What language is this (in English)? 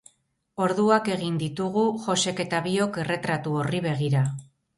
Basque